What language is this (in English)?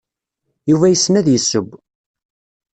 Kabyle